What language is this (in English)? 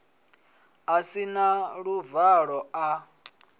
Venda